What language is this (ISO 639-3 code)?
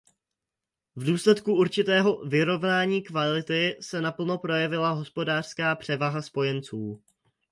ces